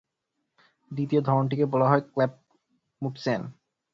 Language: Bangla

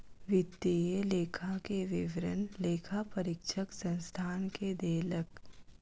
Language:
Maithili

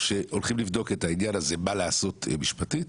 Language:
Hebrew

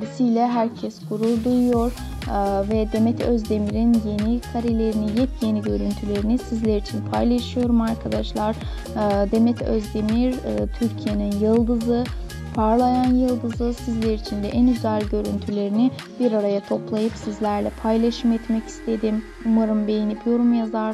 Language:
Turkish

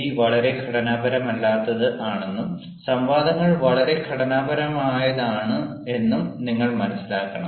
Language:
Malayalam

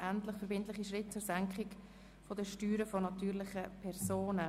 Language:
Swiss German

